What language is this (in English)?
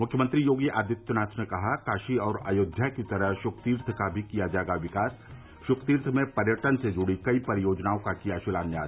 Hindi